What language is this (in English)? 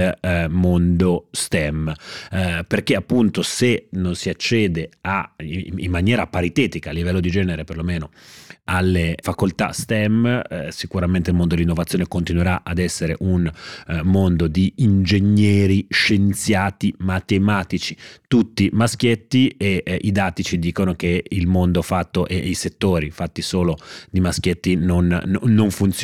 Italian